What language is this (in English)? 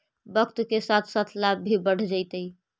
Magahi